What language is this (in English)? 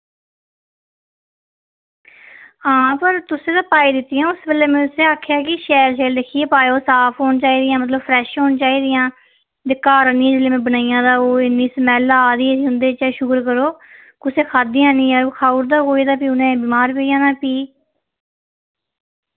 Dogri